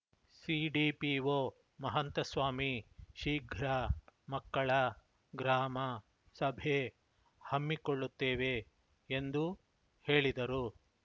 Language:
Kannada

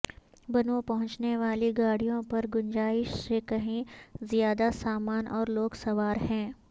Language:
Urdu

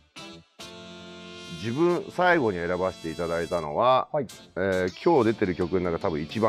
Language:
Japanese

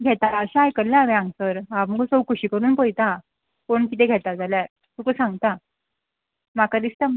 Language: Konkani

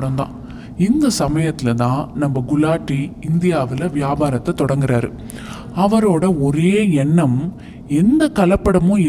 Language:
Tamil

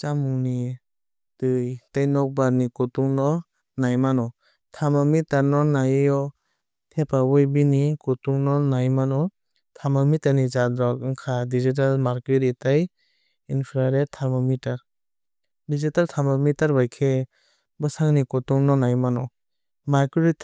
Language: Kok Borok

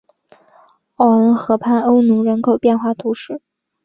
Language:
Chinese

